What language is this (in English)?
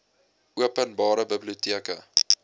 Afrikaans